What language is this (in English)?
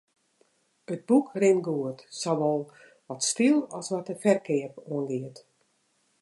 Western Frisian